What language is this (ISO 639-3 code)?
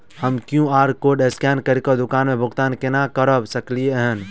mai